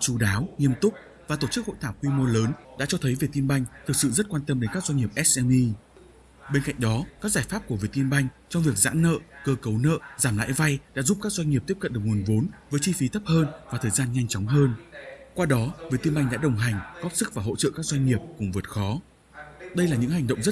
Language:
Vietnamese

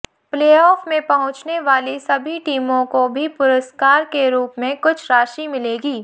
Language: Hindi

